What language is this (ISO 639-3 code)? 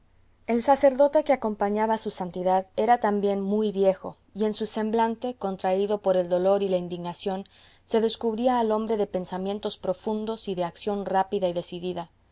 spa